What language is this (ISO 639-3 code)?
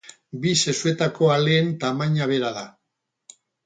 eus